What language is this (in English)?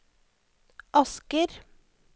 Norwegian